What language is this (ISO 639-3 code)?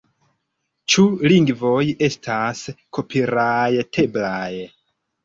epo